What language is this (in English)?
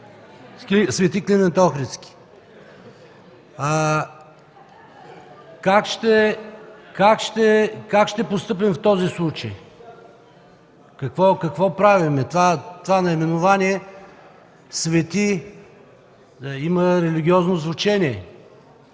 Bulgarian